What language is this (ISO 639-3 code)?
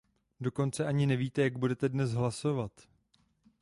ces